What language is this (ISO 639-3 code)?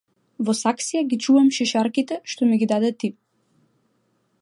mkd